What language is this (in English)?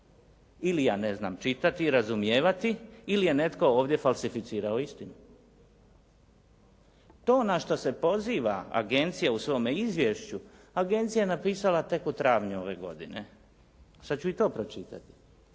Croatian